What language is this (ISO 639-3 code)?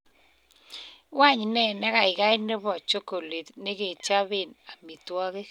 kln